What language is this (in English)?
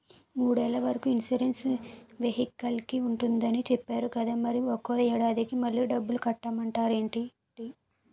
Telugu